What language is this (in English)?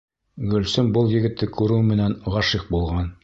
Bashkir